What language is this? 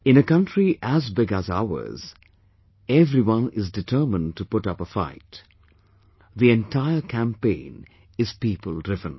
English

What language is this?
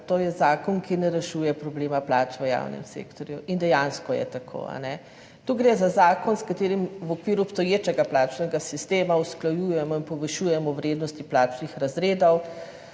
Slovenian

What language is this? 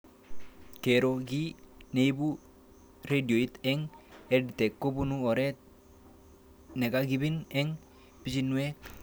Kalenjin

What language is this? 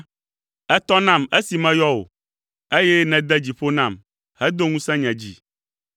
Ewe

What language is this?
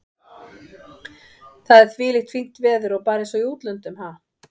Icelandic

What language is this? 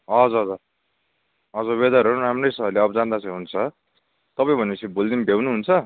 Nepali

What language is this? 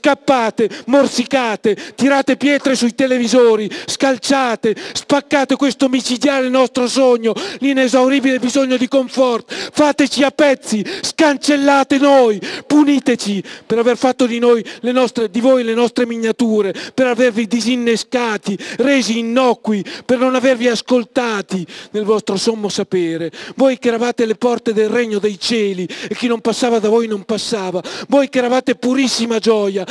Italian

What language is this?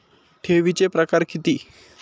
Marathi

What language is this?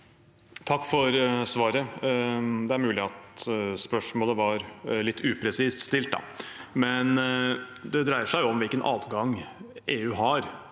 Norwegian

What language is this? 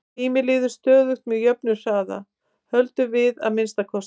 Icelandic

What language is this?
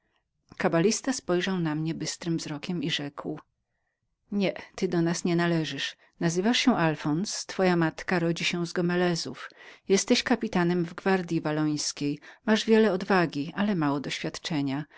Polish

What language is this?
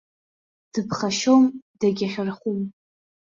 Abkhazian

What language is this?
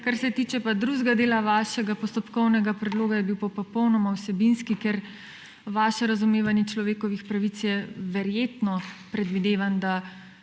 Slovenian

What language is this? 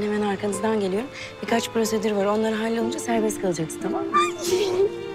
Turkish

